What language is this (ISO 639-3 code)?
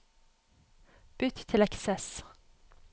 nor